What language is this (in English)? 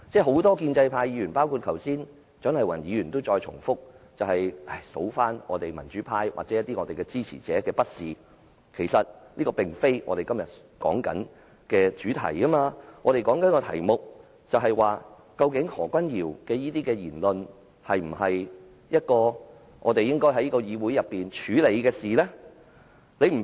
Cantonese